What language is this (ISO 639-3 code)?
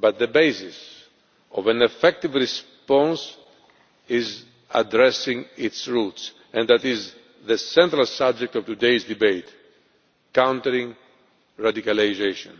eng